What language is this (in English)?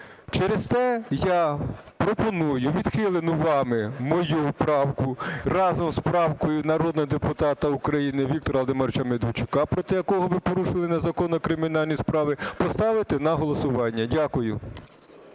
Ukrainian